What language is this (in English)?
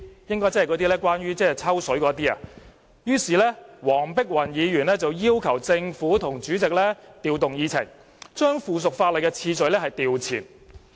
Cantonese